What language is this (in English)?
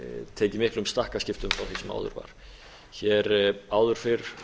Icelandic